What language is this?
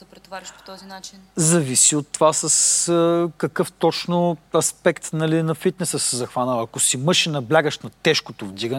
Bulgarian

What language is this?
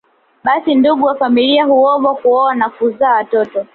Swahili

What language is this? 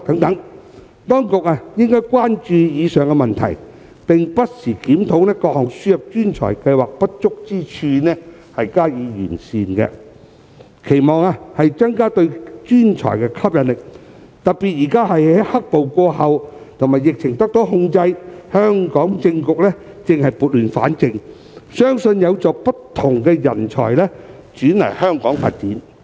Cantonese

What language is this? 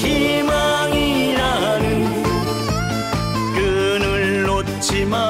Korean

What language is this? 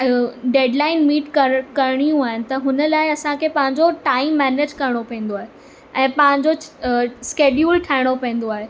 Sindhi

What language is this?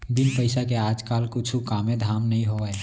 Chhattisgarhi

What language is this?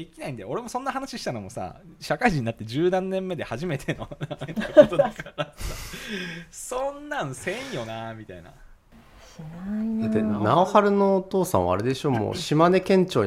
Japanese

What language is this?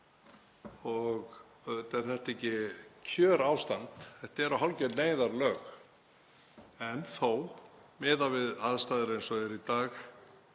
Icelandic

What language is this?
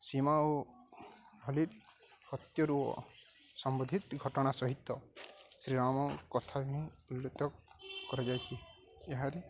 Odia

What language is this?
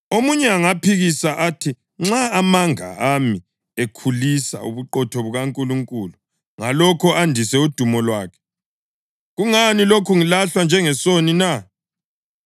North Ndebele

